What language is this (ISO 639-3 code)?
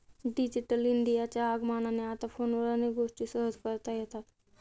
mar